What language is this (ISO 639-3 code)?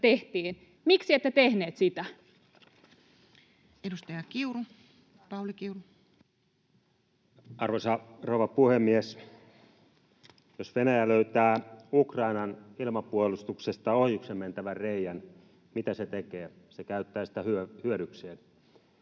fin